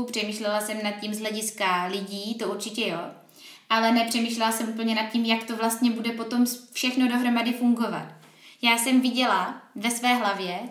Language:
Czech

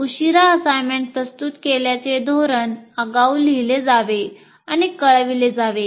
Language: Marathi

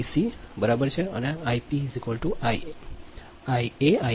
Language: Gujarati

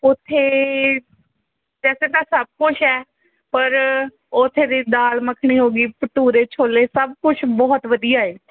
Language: Punjabi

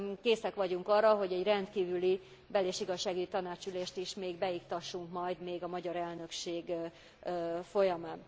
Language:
Hungarian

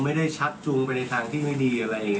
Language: Thai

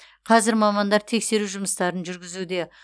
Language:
Kazakh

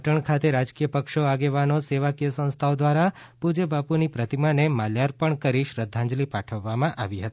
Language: Gujarati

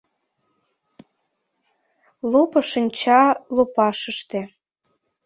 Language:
Mari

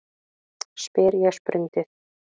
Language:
Icelandic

